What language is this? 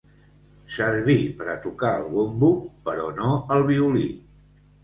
Catalan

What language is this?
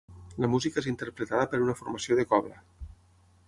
Catalan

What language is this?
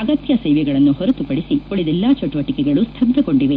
Kannada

